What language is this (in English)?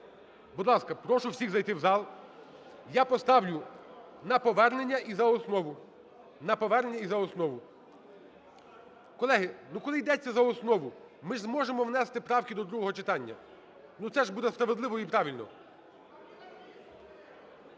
Ukrainian